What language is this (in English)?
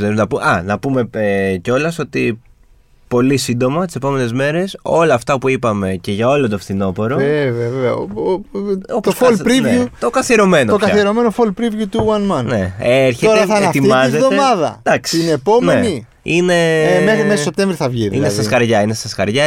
Greek